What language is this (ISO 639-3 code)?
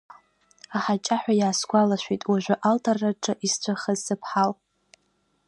abk